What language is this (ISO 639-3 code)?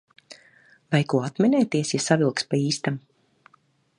lav